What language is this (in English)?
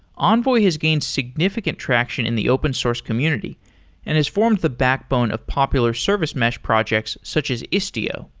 English